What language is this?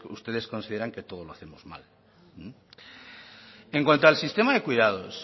Spanish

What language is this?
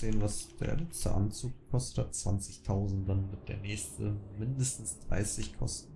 German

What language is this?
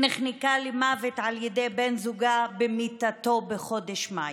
Hebrew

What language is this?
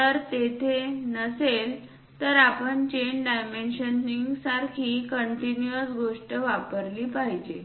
Marathi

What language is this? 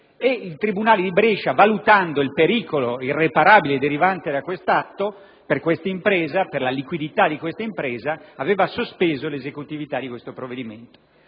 Italian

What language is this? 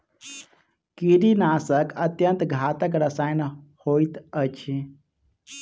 Maithili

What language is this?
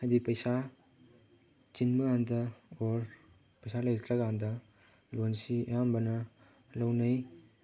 Manipuri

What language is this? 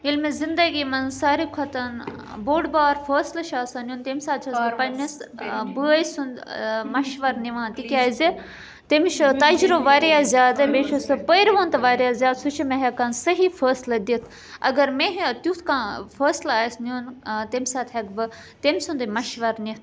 Kashmiri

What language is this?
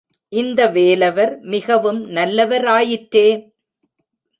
Tamil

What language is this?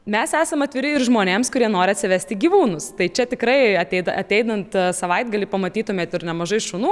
Lithuanian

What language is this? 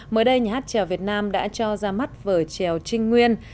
Vietnamese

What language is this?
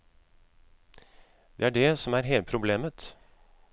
Norwegian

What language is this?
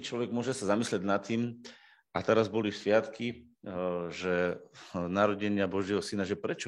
Slovak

